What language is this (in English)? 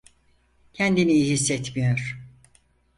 Turkish